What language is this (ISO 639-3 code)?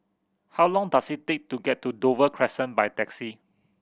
eng